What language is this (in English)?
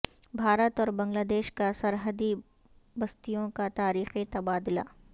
Urdu